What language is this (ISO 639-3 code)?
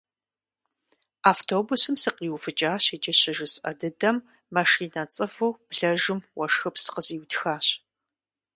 kbd